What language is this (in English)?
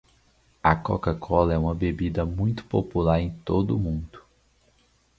Portuguese